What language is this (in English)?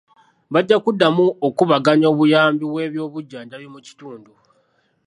Ganda